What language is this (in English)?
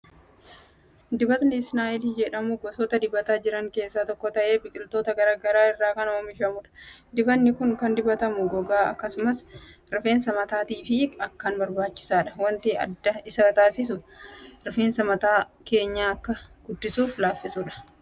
Oromo